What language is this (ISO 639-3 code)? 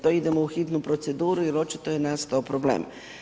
hrv